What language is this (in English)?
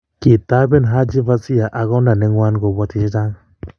Kalenjin